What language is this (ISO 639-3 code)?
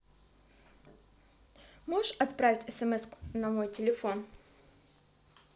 rus